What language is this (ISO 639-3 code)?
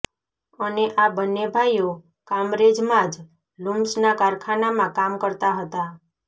guj